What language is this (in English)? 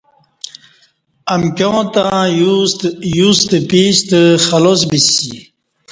Kati